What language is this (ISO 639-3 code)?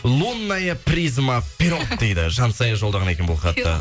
kaz